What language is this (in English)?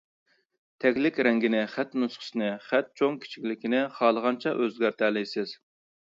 Uyghur